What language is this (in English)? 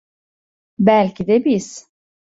Turkish